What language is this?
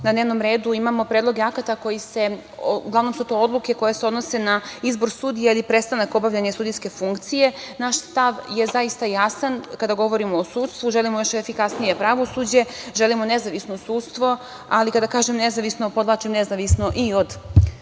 Serbian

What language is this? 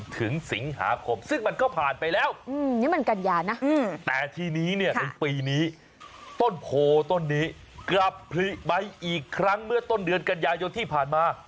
Thai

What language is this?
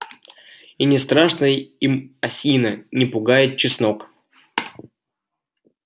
Russian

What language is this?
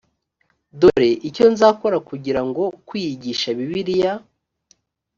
Kinyarwanda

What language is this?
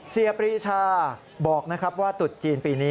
Thai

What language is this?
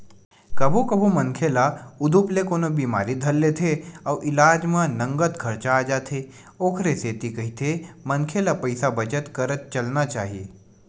Chhattisgarhi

